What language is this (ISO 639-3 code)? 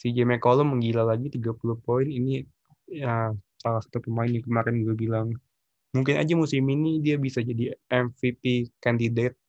ind